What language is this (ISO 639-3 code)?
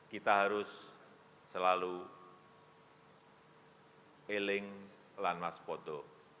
ind